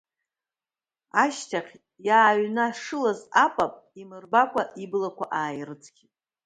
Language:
Abkhazian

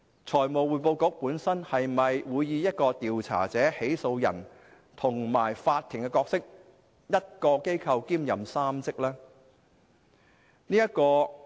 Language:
Cantonese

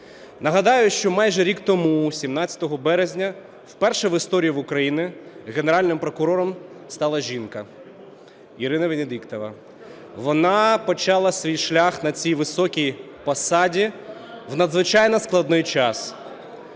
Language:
Ukrainian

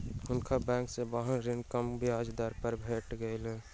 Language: Maithili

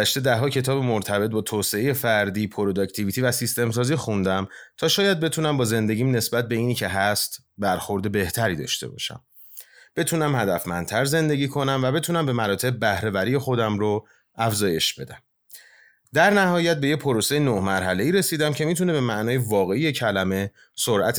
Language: Persian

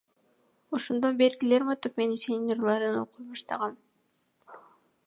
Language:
Kyrgyz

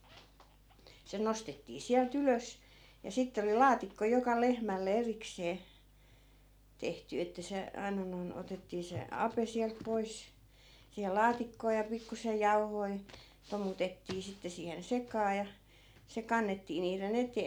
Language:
Finnish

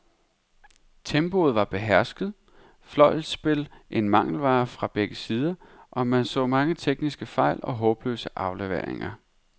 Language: Danish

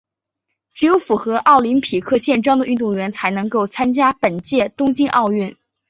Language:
Chinese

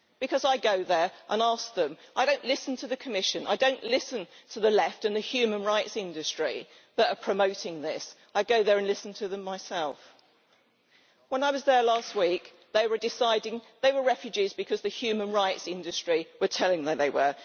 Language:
English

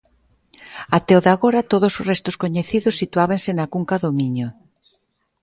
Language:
Galician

